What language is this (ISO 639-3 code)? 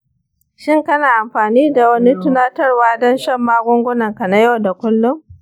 hau